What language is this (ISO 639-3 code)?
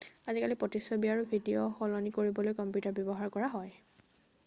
asm